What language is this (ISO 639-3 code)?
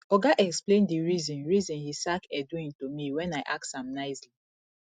pcm